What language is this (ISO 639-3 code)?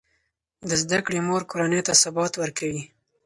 pus